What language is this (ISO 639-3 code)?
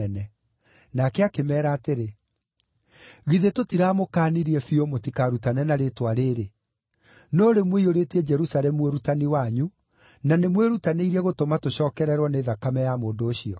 kik